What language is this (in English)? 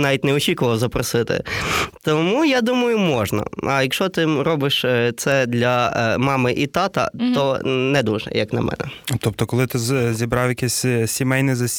Ukrainian